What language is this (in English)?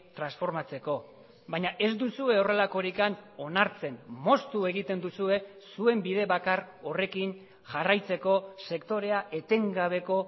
Basque